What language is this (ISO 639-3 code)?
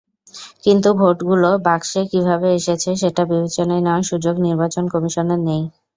ben